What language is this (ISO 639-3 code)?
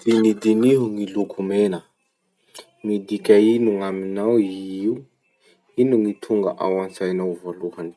msh